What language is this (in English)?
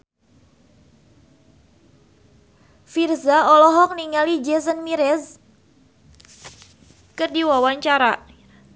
Sundanese